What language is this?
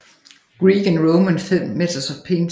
Danish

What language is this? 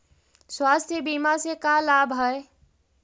Magahi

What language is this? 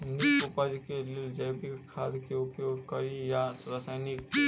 Maithili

